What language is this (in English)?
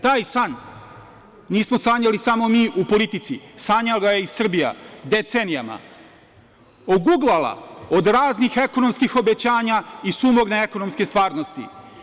Serbian